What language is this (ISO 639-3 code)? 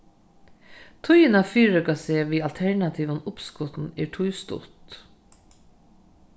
fao